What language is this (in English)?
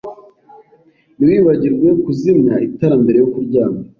Kinyarwanda